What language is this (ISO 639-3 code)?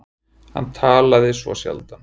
isl